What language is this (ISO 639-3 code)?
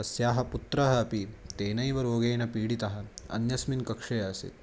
san